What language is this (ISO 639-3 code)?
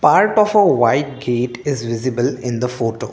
eng